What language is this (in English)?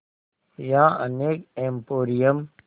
Hindi